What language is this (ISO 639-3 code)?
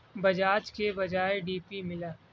urd